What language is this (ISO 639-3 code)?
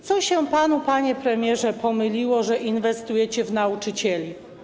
pol